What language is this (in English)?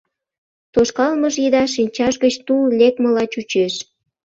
Mari